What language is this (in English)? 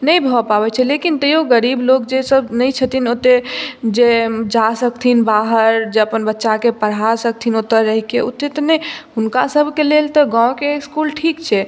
Maithili